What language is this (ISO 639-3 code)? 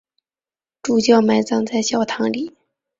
zho